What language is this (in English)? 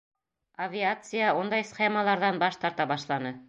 Bashkir